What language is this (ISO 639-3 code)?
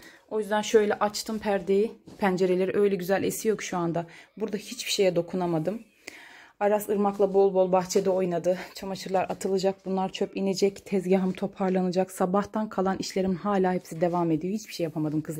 tur